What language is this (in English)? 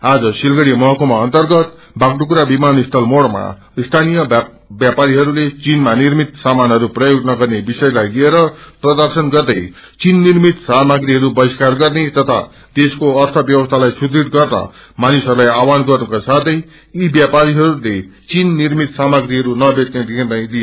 Nepali